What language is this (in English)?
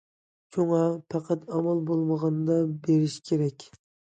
Uyghur